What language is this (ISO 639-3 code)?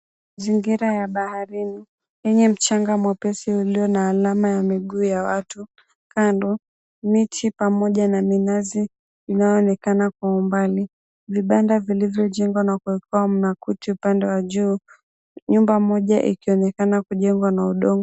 swa